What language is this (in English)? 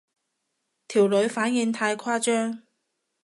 Cantonese